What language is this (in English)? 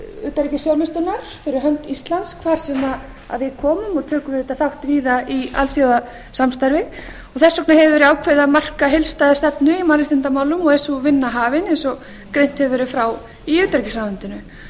Icelandic